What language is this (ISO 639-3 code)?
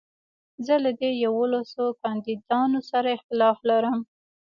pus